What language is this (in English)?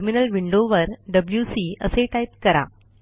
Marathi